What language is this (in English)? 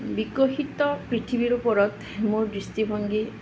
Assamese